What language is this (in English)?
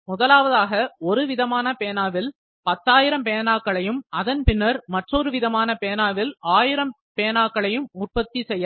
Tamil